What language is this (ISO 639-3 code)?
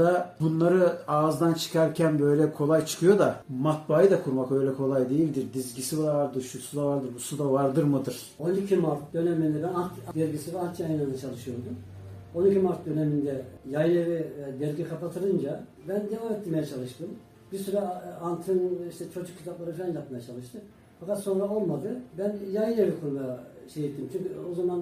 tur